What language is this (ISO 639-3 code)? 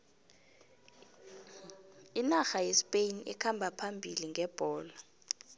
nbl